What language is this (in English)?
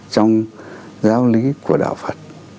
Vietnamese